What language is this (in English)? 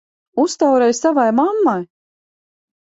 Latvian